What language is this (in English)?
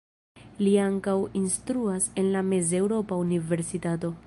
Esperanto